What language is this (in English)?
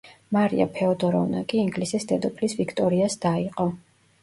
Georgian